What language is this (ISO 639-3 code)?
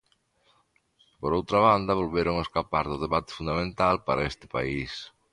glg